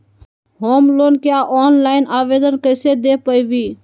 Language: Magahi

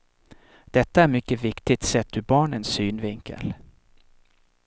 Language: Swedish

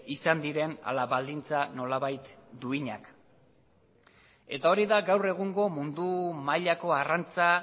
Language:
Basque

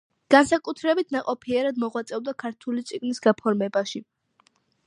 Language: Georgian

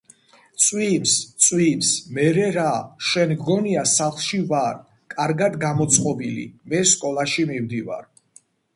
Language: Georgian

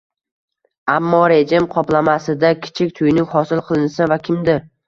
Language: Uzbek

